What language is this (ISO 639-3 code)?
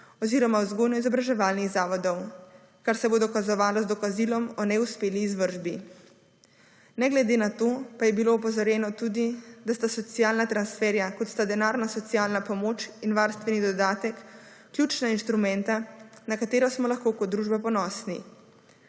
slv